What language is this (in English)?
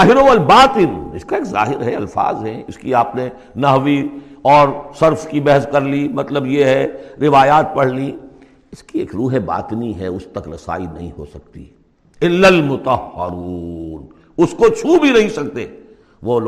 Urdu